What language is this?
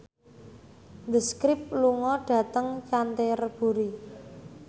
Javanese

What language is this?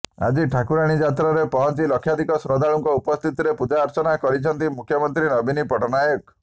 Odia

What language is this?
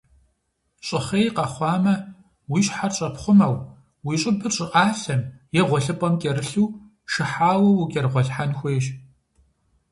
Kabardian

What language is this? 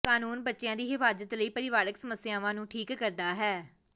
Punjabi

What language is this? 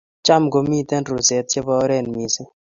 Kalenjin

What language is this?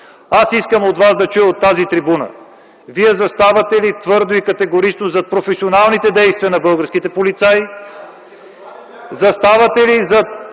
Bulgarian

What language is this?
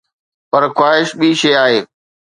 Sindhi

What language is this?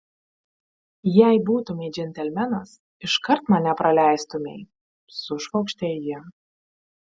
Lithuanian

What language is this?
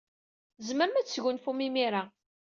Kabyle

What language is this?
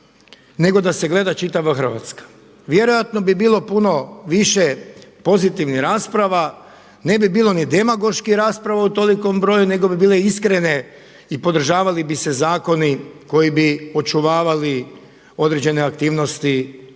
Croatian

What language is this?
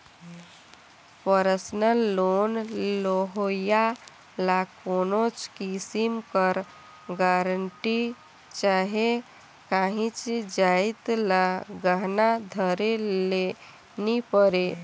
Chhattisgarhi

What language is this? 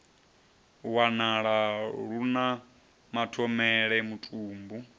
Venda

